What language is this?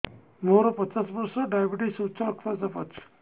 Odia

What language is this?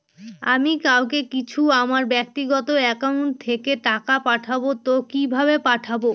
Bangla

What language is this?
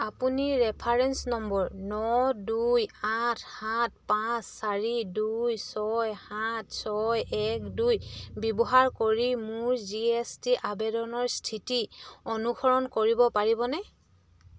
Assamese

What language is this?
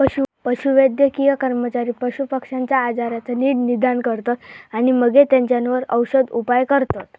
Marathi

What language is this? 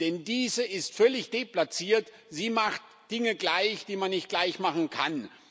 German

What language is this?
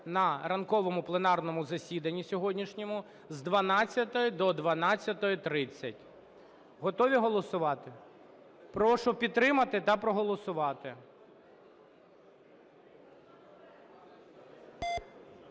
Ukrainian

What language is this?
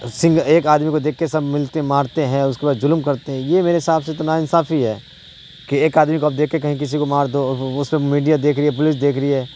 Urdu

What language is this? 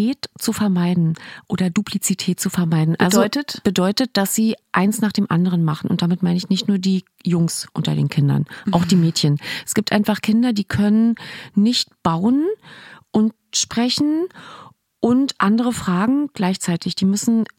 German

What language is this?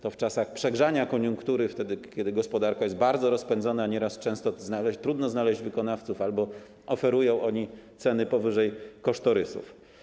Polish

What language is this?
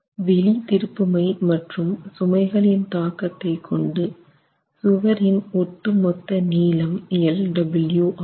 Tamil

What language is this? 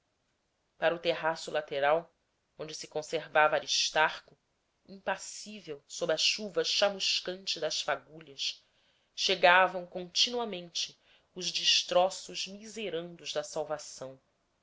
Portuguese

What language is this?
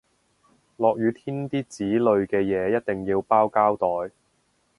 Cantonese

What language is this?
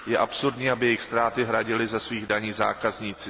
Czech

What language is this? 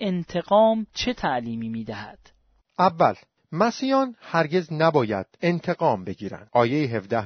Persian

